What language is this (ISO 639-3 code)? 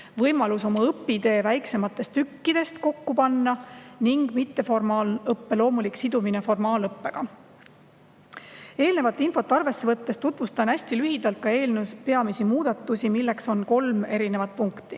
est